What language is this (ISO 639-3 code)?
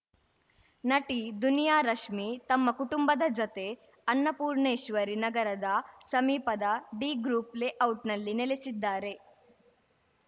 kan